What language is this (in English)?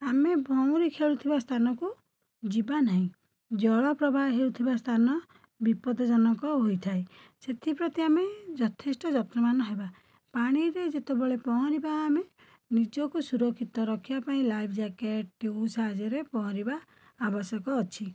Odia